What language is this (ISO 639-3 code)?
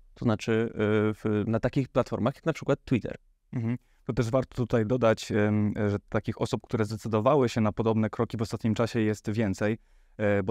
pol